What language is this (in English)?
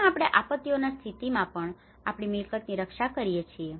Gujarati